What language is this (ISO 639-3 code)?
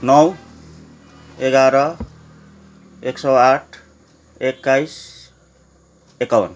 nep